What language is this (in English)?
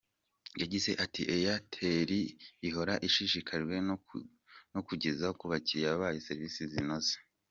Kinyarwanda